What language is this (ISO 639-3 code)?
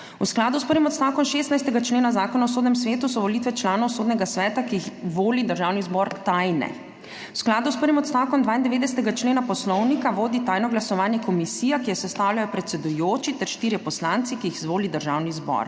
slv